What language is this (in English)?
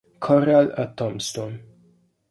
Italian